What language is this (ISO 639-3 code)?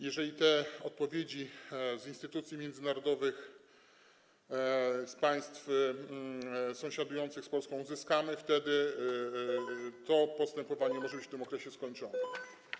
pol